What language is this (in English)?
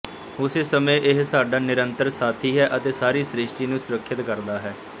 Punjabi